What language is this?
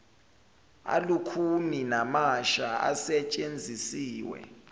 Zulu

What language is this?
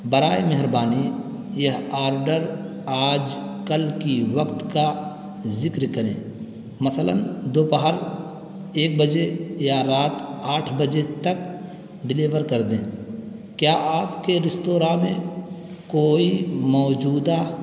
Urdu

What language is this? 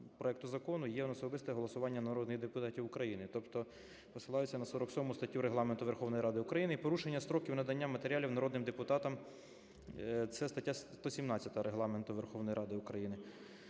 Ukrainian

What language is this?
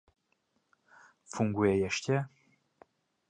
Czech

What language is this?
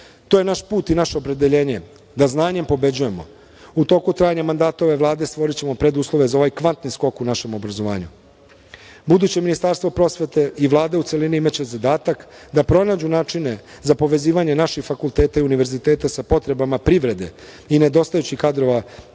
Serbian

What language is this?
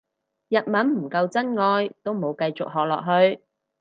Cantonese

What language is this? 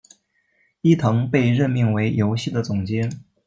Chinese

